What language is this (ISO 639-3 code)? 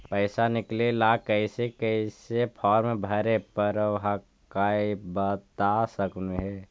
mag